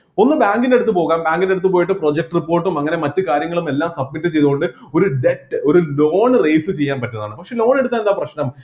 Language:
Malayalam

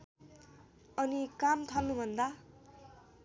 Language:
Nepali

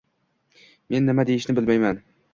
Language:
Uzbek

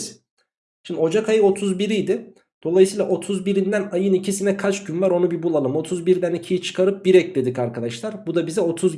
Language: Turkish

